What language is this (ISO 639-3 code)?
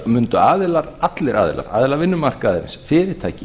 isl